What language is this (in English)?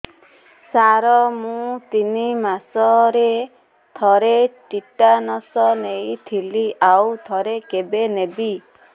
Odia